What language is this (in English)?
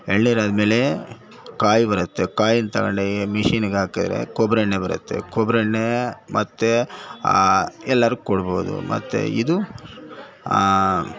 Kannada